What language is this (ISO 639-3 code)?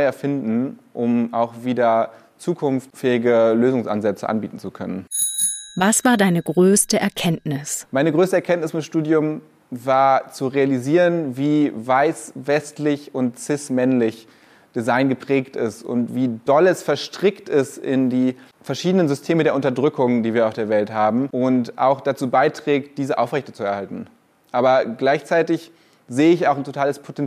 deu